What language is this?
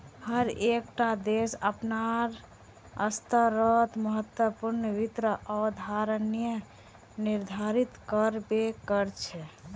Magahi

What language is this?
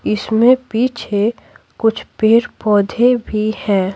Hindi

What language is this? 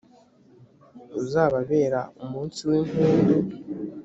Kinyarwanda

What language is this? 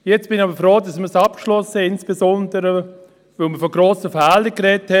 Swiss German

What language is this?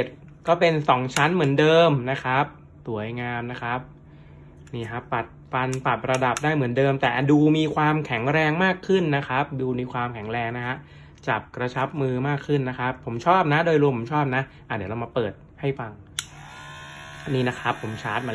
Thai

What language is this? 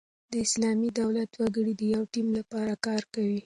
Pashto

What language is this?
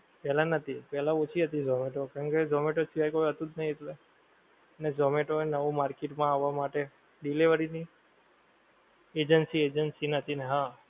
Gujarati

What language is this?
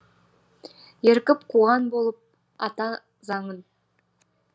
Kazakh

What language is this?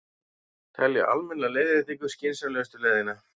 Icelandic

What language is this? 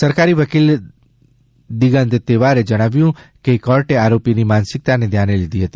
Gujarati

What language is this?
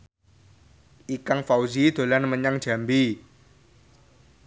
Javanese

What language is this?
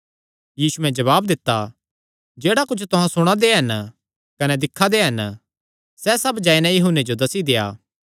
Kangri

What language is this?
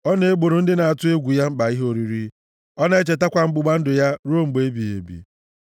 Igbo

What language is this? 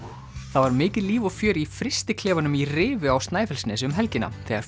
Icelandic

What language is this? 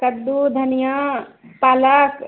Maithili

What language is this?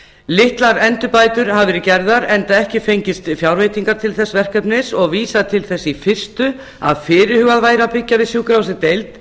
Icelandic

